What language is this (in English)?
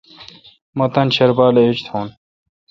Kalkoti